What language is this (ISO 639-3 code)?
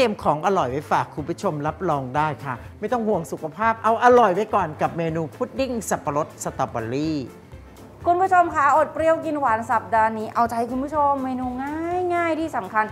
tha